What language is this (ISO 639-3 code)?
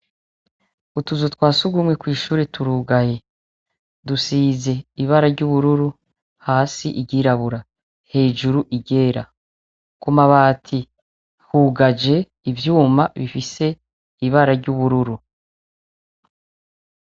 run